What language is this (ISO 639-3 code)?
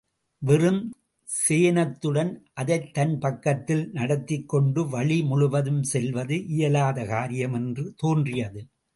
tam